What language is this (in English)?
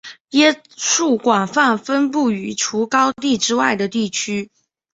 Chinese